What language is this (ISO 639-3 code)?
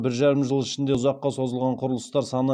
kaz